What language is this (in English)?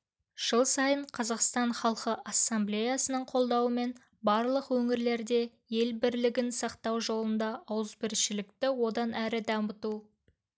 Kazakh